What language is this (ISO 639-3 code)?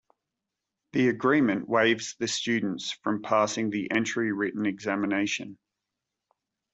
eng